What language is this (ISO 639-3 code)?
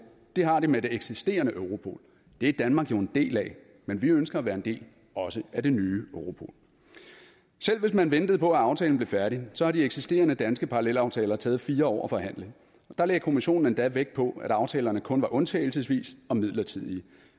dan